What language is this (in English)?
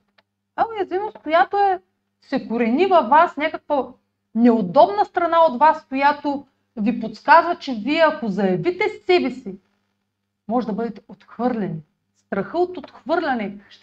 Bulgarian